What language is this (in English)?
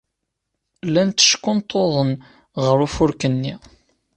Kabyle